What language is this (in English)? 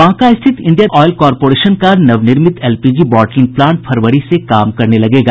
Hindi